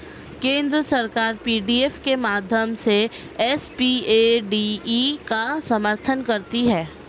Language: Hindi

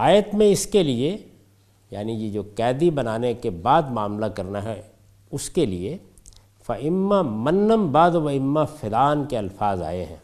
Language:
Urdu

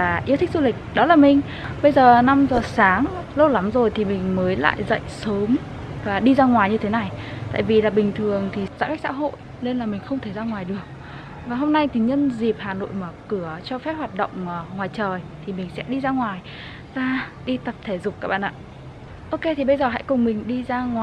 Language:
Vietnamese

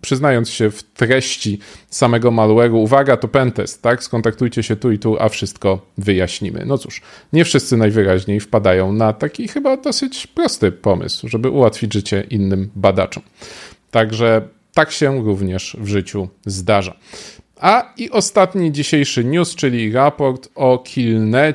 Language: Polish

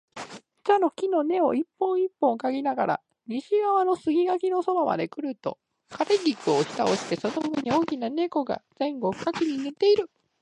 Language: Japanese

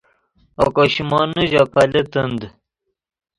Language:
Yidgha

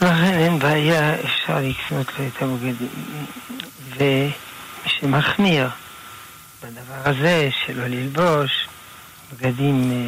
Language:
Hebrew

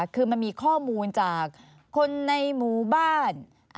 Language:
Thai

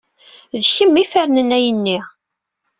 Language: Kabyle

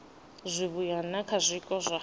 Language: Venda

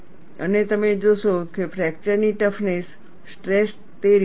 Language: Gujarati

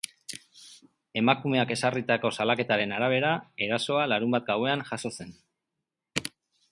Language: Basque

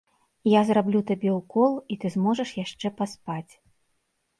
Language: Belarusian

